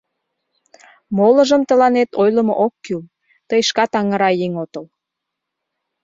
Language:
Mari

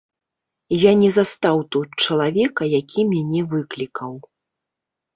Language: Belarusian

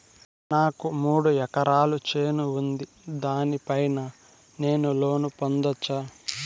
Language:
Telugu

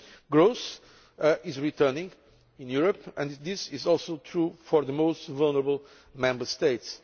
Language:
English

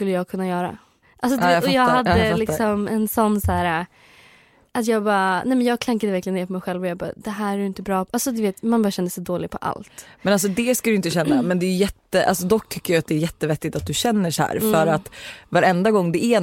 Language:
Swedish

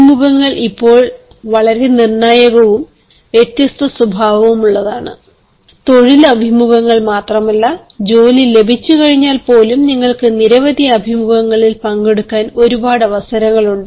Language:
Malayalam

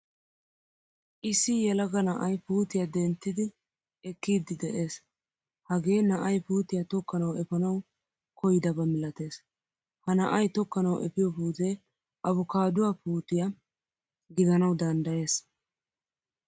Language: Wolaytta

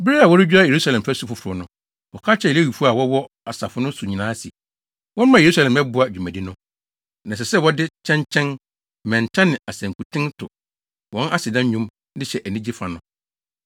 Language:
Akan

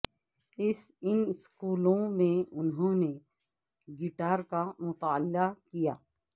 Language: Urdu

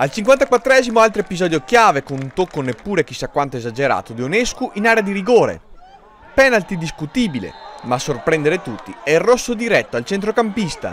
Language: Italian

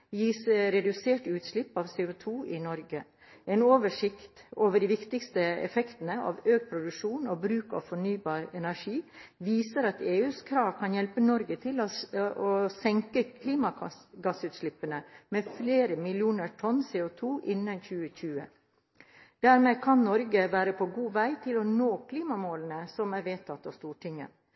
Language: Norwegian Bokmål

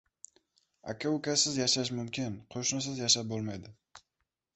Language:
Uzbek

